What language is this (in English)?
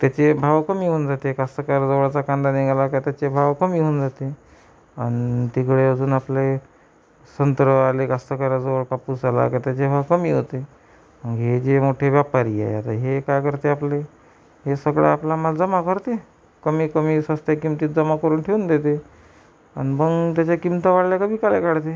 Marathi